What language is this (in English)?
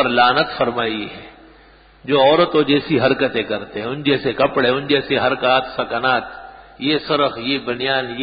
Arabic